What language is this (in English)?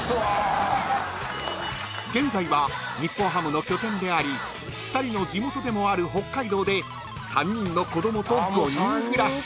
Japanese